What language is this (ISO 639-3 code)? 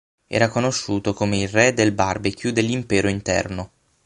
ita